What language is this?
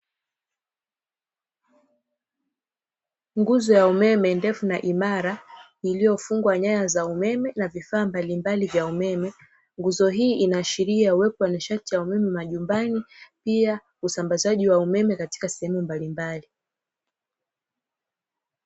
Swahili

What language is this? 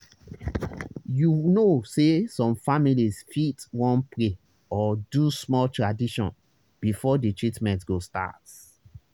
Nigerian Pidgin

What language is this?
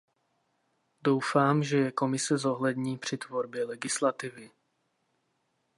Czech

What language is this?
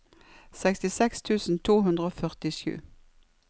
Norwegian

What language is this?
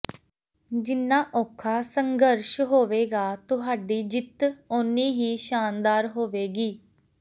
Punjabi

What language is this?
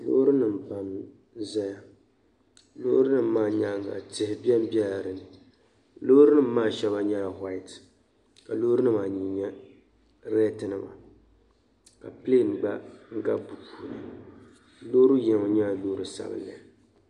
Dagbani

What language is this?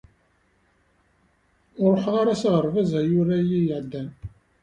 Kabyle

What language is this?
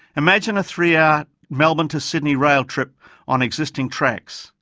English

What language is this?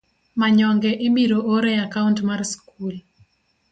Luo (Kenya and Tanzania)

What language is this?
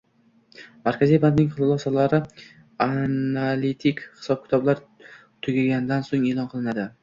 Uzbek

